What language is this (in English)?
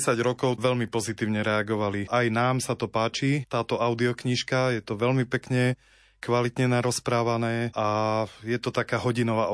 Slovak